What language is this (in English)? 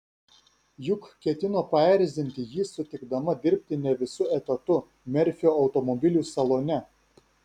Lithuanian